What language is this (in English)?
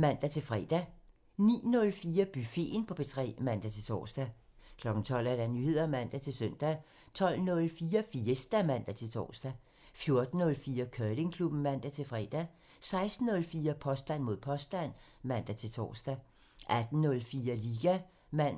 Danish